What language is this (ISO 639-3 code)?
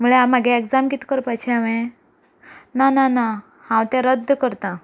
kok